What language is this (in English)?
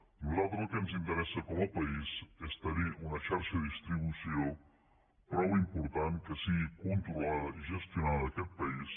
Catalan